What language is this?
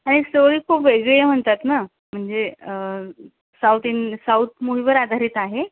Marathi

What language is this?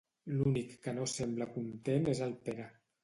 Catalan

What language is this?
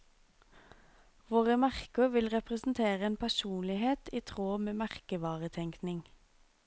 Norwegian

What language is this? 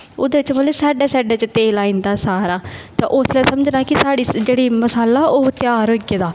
Dogri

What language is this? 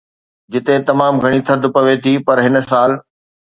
Sindhi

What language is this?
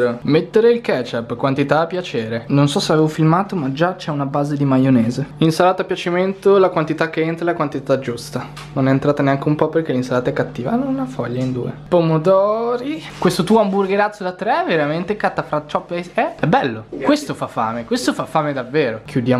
Italian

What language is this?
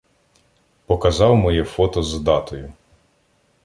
Ukrainian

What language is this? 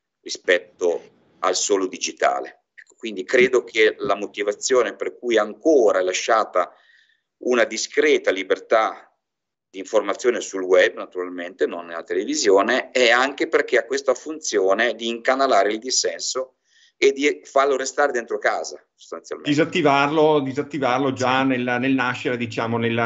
Italian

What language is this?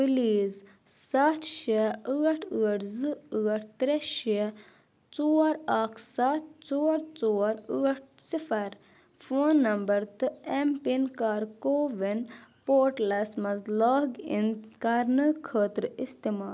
Kashmiri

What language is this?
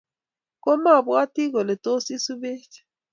Kalenjin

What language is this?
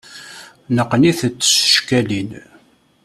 Kabyle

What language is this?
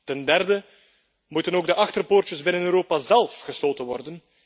Dutch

